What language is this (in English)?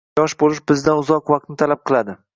Uzbek